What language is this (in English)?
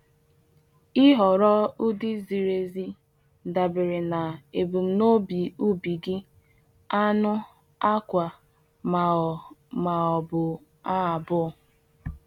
Igbo